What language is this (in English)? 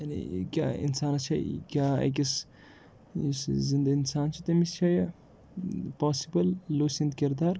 Kashmiri